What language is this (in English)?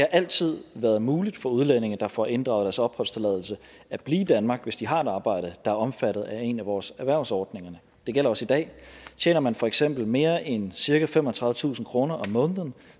Danish